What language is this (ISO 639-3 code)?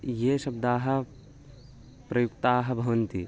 san